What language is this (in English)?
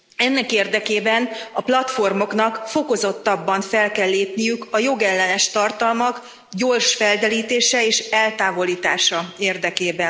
Hungarian